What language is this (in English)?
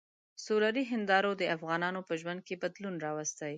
Pashto